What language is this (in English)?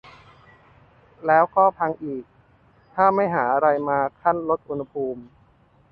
Thai